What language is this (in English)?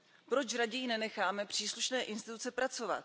Czech